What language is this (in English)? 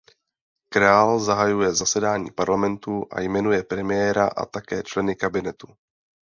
Czech